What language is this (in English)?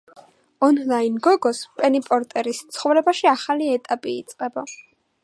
Georgian